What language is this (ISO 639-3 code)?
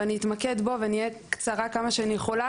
heb